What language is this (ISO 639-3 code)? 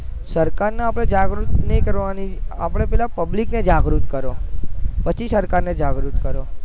guj